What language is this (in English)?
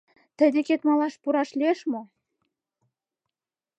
Mari